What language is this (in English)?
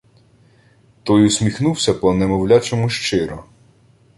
Ukrainian